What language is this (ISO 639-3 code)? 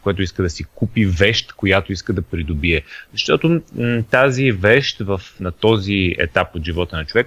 bul